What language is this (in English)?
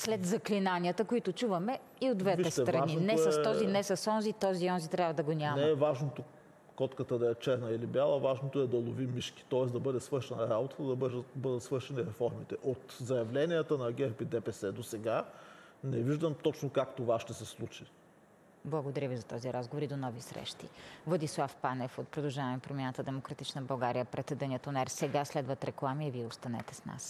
Bulgarian